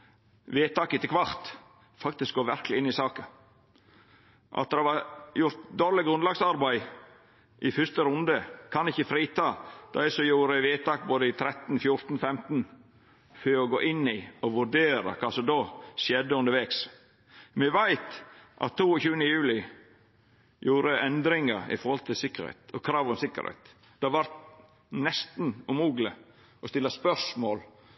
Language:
Norwegian Nynorsk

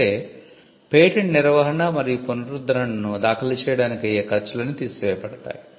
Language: Telugu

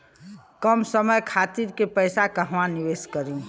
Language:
Bhojpuri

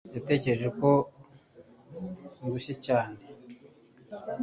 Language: Kinyarwanda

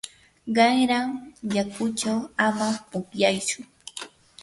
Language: Yanahuanca Pasco Quechua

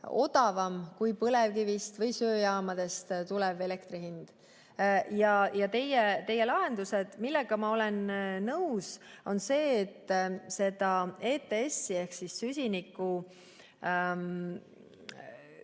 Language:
Estonian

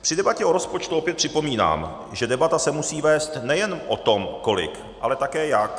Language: Czech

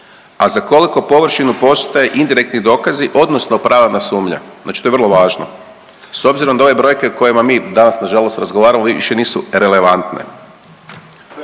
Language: Croatian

